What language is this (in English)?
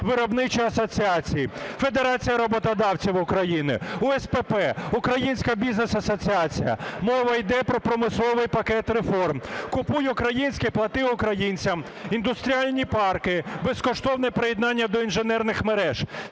Ukrainian